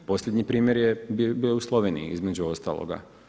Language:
Croatian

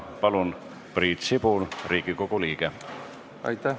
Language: Estonian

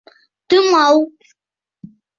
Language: Bashkir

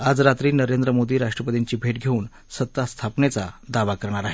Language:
Marathi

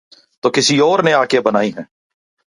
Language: Urdu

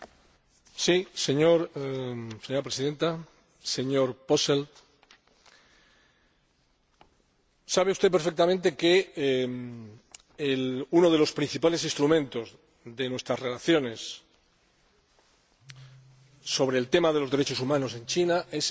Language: Spanish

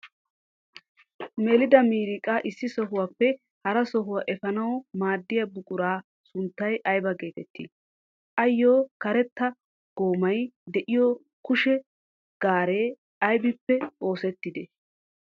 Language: Wolaytta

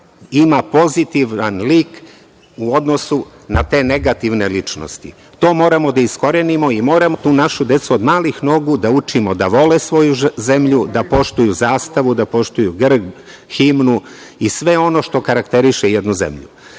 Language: Serbian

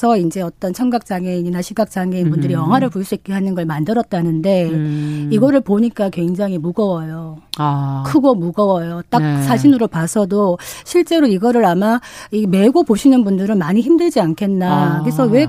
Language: Korean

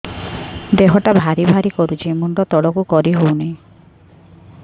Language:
Odia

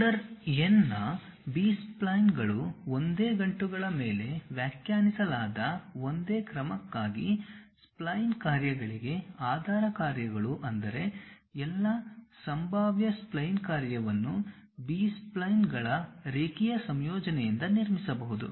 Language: Kannada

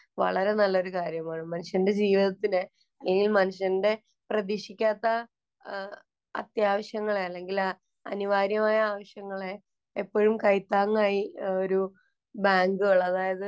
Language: Malayalam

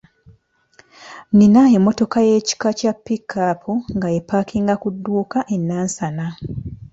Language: Ganda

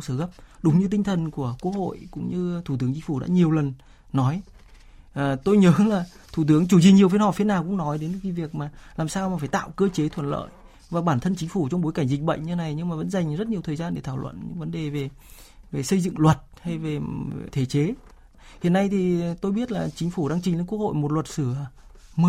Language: Vietnamese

